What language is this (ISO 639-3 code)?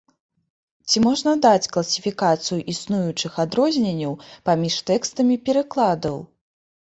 bel